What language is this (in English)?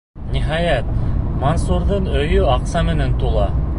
Bashkir